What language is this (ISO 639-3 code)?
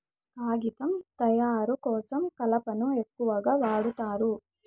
tel